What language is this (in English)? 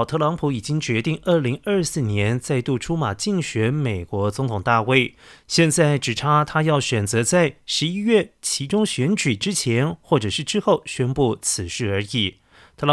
Chinese